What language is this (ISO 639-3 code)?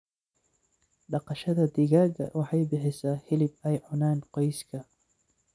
som